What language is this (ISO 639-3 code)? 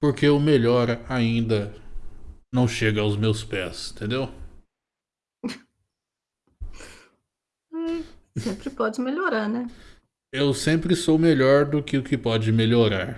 por